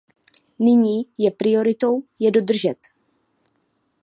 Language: Czech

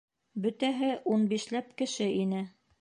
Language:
Bashkir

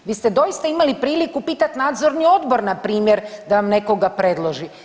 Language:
Croatian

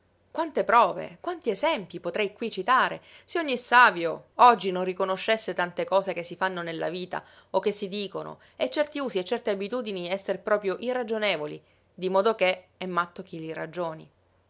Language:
Italian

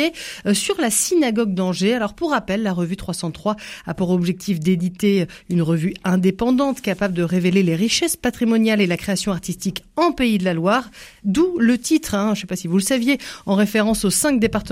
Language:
French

